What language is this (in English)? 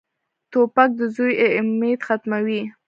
Pashto